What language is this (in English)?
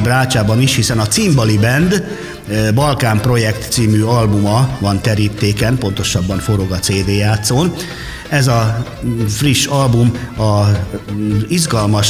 Hungarian